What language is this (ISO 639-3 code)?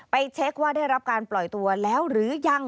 tha